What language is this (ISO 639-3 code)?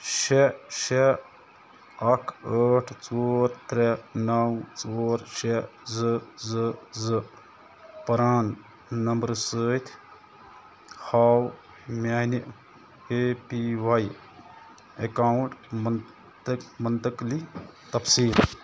kas